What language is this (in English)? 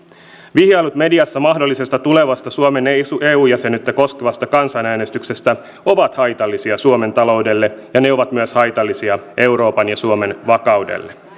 Finnish